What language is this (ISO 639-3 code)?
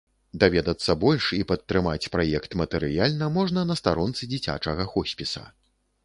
bel